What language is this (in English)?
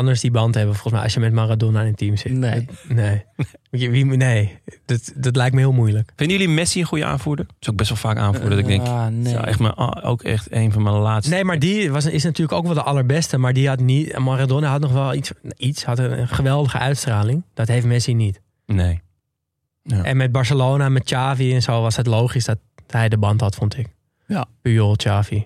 Dutch